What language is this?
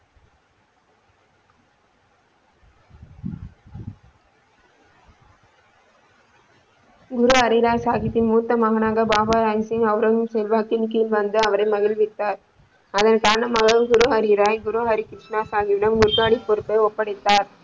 Tamil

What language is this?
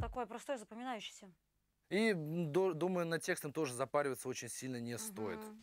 Russian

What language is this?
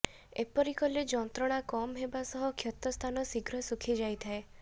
Odia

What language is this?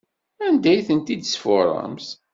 Kabyle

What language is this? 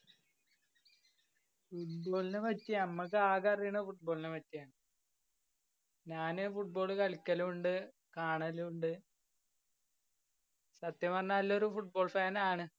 Malayalam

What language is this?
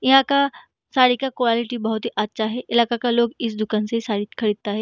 Hindi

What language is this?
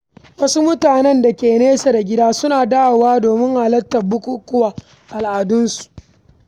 Hausa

